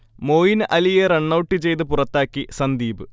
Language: Malayalam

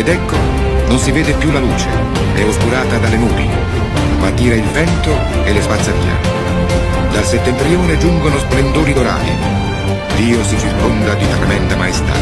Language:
Italian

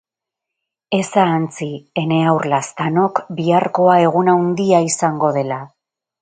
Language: Basque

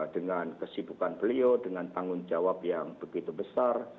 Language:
Indonesian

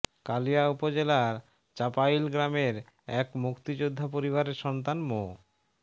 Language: Bangla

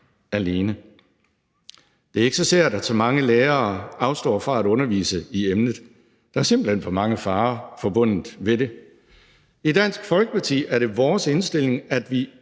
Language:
Danish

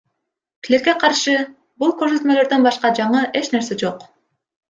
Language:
Kyrgyz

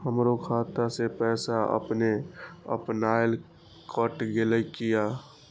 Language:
Maithili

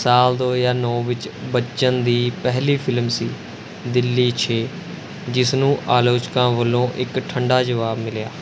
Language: Punjabi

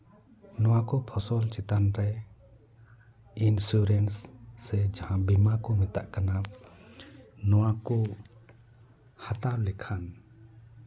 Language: Santali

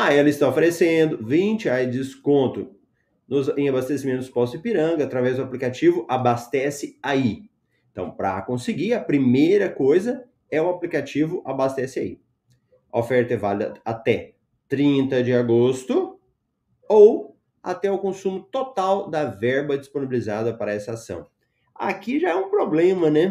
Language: Portuguese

